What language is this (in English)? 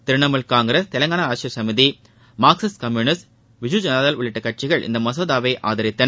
Tamil